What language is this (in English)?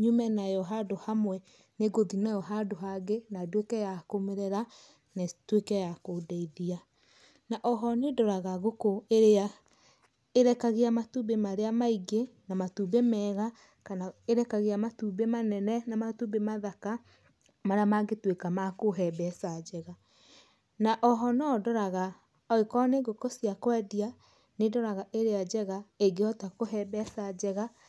Kikuyu